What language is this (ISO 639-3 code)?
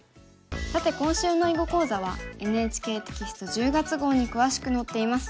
jpn